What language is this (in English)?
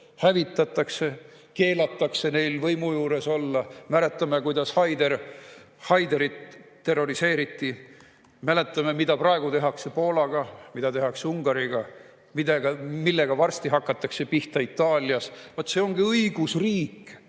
Estonian